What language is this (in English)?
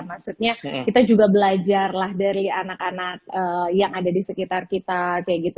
Indonesian